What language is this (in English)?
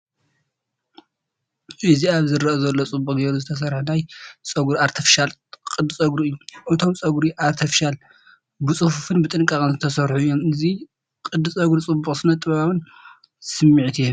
Tigrinya